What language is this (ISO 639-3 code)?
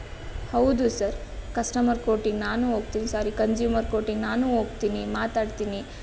kan